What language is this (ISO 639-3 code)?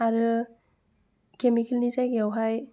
brx